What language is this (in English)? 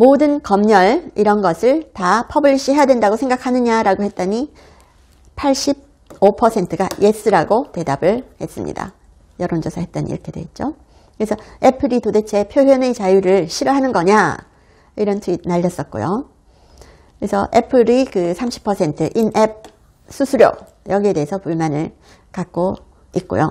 Korean